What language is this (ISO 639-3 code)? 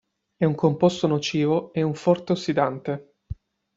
ita